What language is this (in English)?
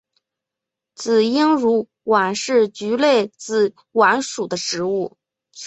Chinese